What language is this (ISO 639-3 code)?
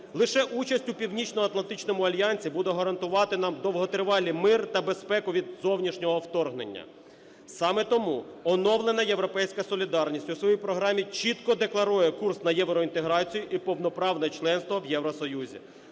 ukr